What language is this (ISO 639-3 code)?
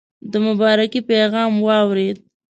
pus